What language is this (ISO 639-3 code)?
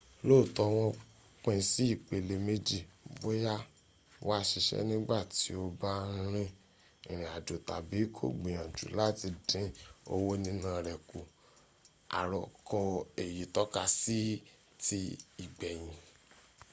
yor